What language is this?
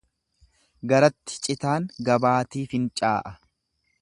Oromo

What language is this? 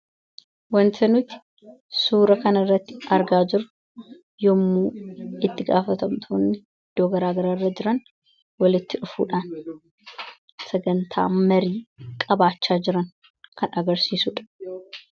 Oromo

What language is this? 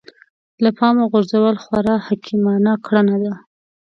Pashto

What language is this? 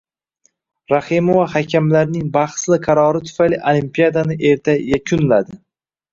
Uzbek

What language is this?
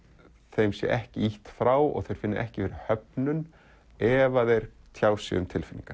Icelandic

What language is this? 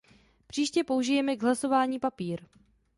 Czech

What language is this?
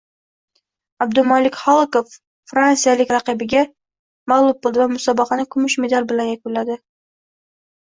Uzbek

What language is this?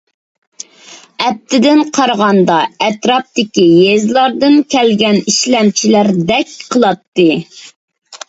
Uyghur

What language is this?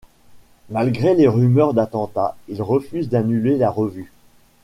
French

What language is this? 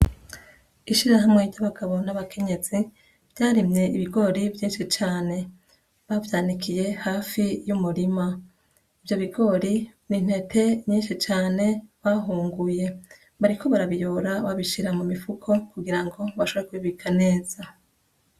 Rundi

